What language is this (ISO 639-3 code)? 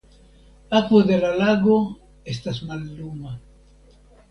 epo